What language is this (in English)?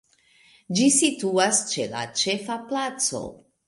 Esperanto